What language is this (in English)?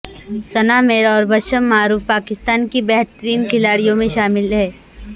Urdu